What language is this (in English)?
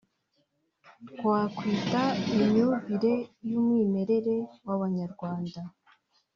Kinyarwanda